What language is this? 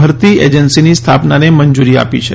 Gujarati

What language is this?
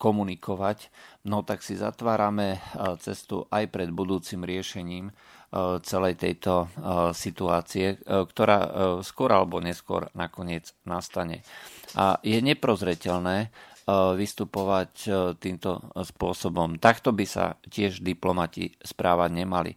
Slovak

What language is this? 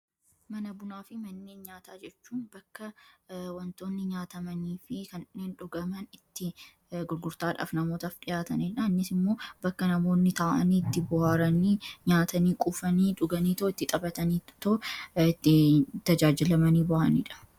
Oromo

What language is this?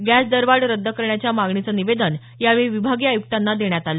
Marathi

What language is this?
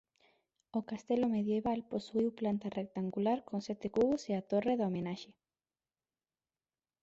Galician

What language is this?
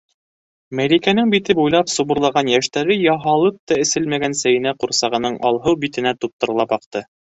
Bashkir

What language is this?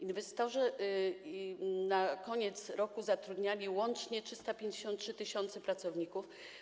Polish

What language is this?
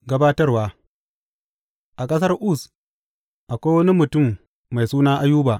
Hausa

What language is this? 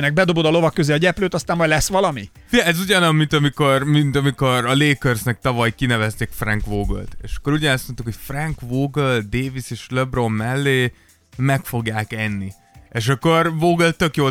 Hungarian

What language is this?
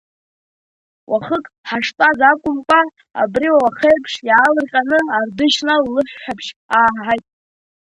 Abkhazian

